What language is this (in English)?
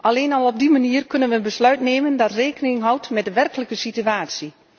Dutch